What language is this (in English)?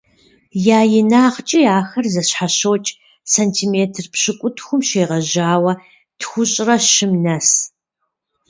Kabardian